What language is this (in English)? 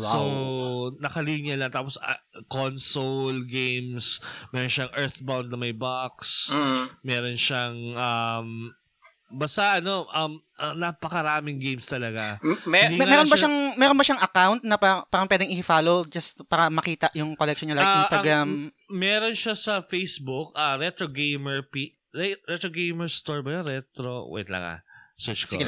Filipino